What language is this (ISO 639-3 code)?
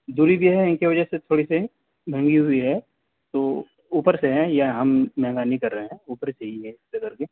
urd